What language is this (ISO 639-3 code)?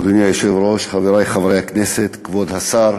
heb